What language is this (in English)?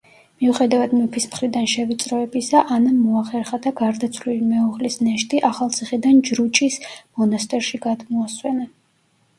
Georgian